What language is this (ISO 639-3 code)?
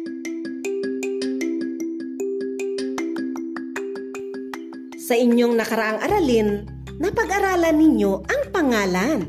fil